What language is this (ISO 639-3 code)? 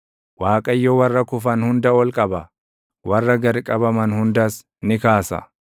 orm